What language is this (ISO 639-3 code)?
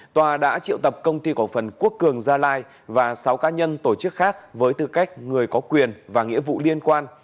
vie